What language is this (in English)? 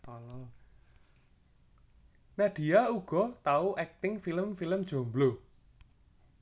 Javanese